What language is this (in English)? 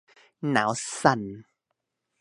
Thai